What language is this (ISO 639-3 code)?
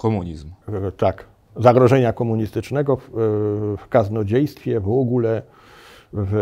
pol